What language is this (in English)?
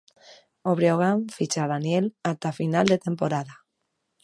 Galician